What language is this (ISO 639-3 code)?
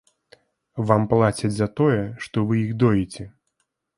bel